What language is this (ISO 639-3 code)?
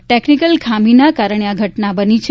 guj